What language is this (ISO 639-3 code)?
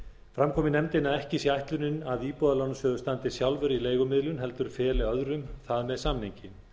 isl